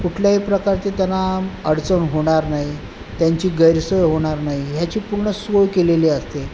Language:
Marathi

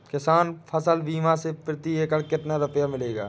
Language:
Hindi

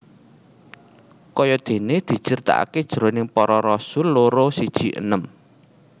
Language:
Javanese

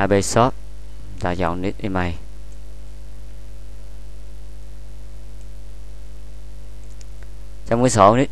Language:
Vietnamese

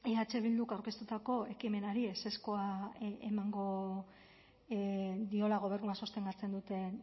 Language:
Basque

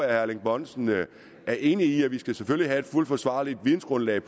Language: Danish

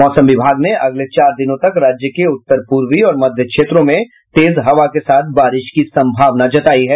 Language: Hindi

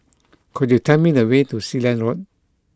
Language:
English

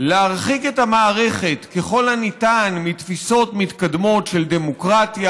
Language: Hebrew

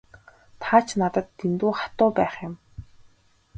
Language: Mongolian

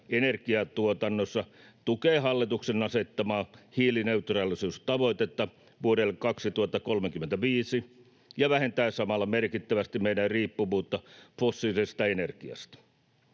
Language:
Finnish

